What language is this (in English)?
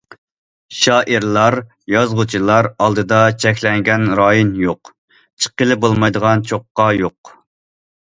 Uyghur